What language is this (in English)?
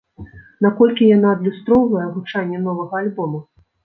Belarusian